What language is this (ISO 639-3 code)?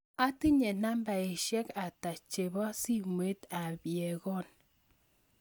kln